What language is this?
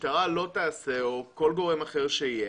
Hebrew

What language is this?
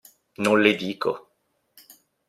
Italian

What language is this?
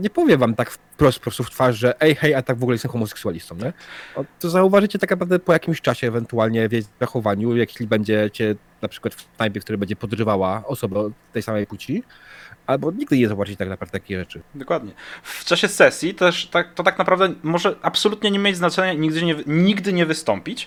Polish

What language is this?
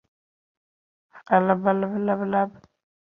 Uzbek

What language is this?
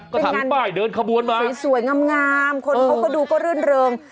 Thai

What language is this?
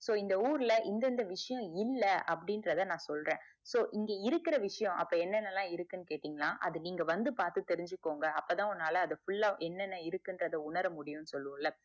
Tamil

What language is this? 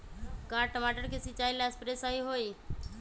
Magahi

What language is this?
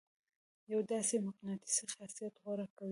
Pashto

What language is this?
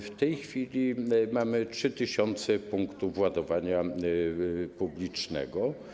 Polish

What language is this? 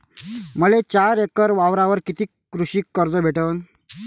Marathi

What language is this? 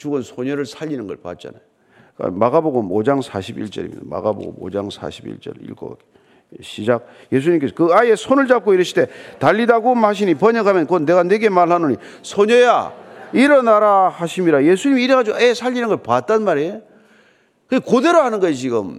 Korean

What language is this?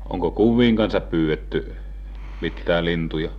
Finnish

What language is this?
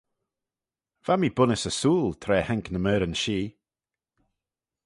Manx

